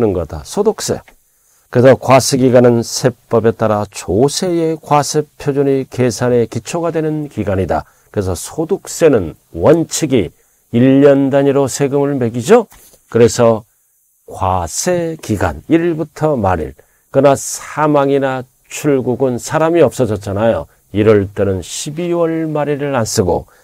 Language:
Korean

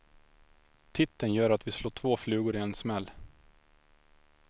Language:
Swedish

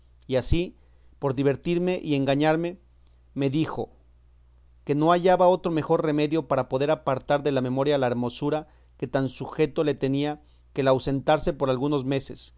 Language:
Spanish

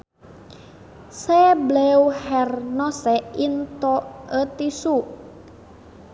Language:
Sundanese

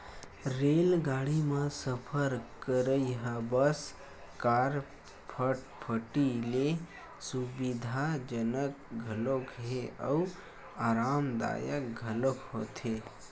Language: Chhattisgarhi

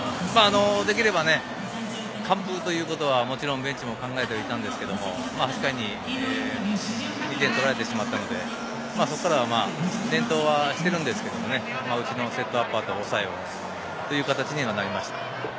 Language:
Japanese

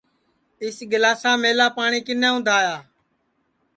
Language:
Sansi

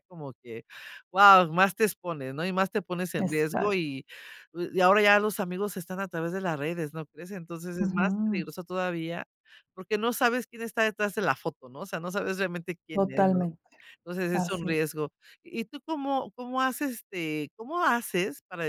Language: Spanish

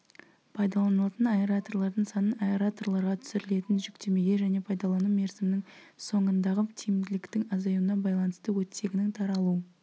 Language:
Kazakh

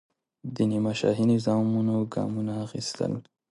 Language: Pashto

